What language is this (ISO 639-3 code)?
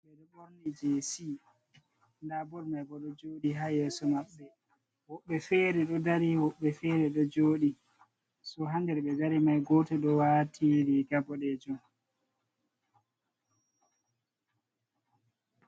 ful